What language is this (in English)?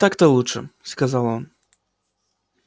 Russian